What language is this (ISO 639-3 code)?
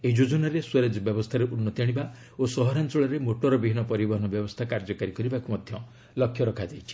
ori